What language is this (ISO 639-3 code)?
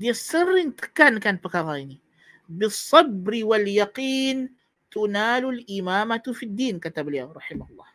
msa